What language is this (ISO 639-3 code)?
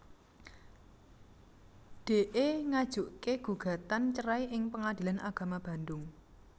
jav